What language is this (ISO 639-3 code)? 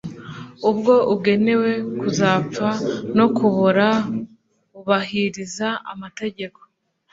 kin